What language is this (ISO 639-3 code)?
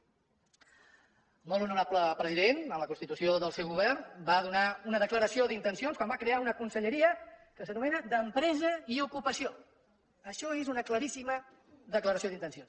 cat